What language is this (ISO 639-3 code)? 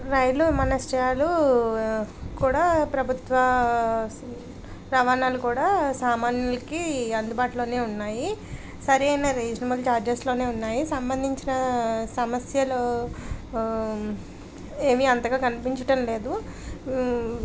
tel